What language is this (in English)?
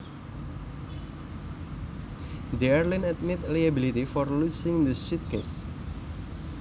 Javanese